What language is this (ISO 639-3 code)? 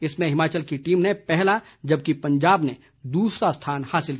hin